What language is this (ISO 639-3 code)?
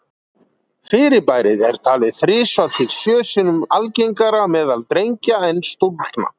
isl